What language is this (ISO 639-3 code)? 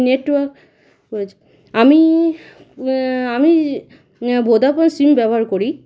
ben